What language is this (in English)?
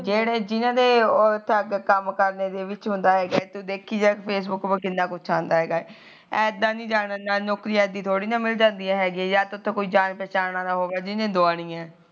Punjabi